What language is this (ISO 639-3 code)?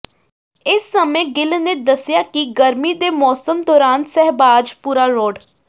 pan